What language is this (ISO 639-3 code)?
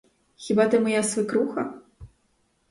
ukr